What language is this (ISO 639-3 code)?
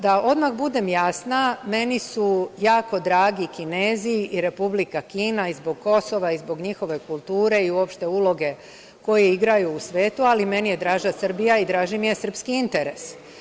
srp